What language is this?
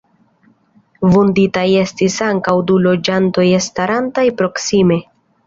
Esperanto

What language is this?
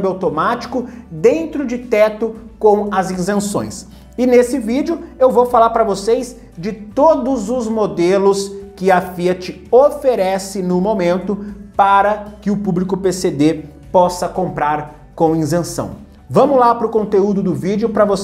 Portuguese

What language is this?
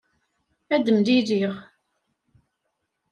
Kabyle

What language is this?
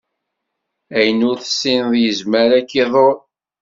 Kabyle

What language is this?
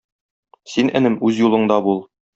Tatar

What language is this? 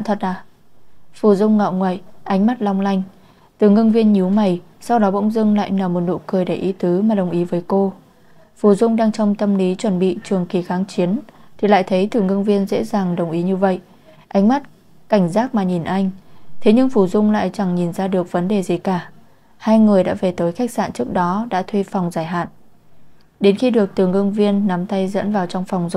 Vietnamese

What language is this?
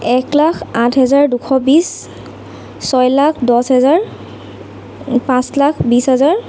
Assamese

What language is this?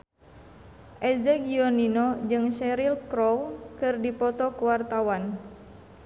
Sundanese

